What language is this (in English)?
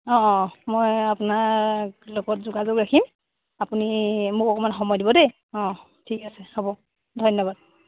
Assamese